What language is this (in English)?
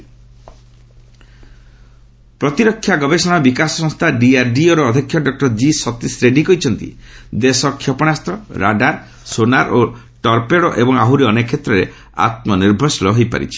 Odia